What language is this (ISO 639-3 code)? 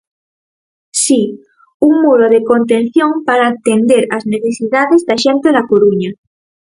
glg